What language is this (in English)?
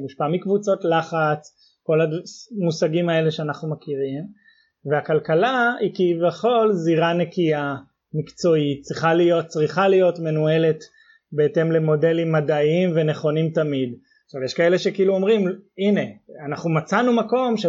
Hebrew